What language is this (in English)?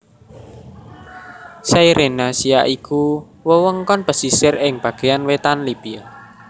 Javanese